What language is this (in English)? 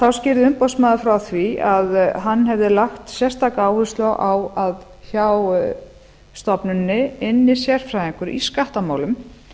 Icelandic